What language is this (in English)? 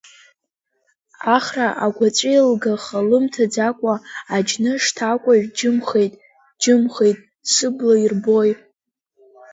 Abkhazian